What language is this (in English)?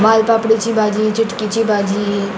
Konkani